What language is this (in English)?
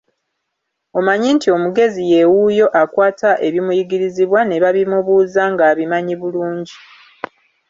Ganda